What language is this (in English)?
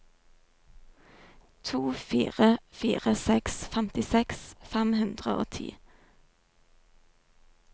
Norwegian